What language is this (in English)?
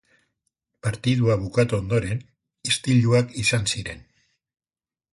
Basque